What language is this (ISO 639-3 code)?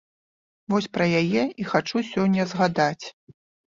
bel